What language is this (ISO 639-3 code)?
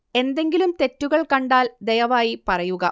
mal